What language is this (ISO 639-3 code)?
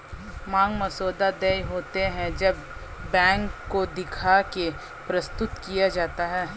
hin